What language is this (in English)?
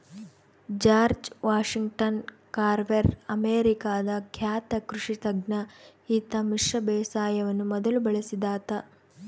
Kannada